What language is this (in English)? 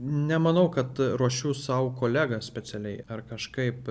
Lithuanian